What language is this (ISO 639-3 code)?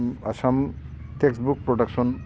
brx